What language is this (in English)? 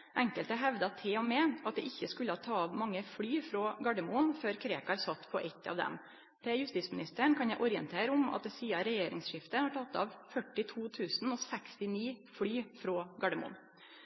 Norwegian Nynorsk